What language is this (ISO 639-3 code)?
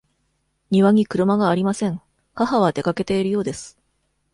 jpn